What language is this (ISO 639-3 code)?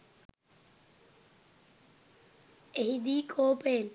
sin